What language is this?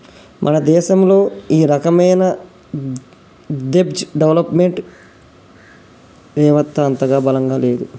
Telugu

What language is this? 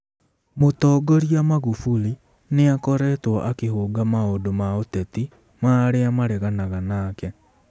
Kikuyu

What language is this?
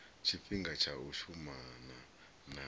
Venda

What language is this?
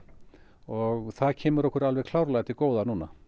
Icelandic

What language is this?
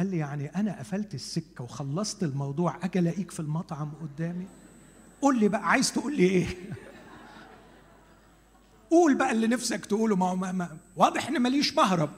Arabic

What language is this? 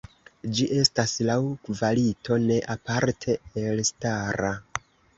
Esperanto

